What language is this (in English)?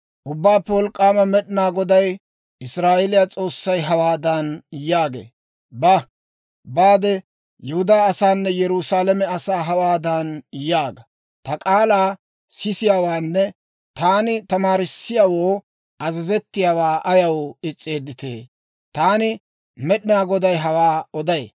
Dawro